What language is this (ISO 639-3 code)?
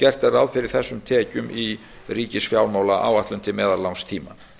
isl